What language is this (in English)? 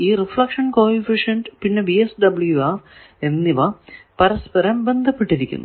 Malayalam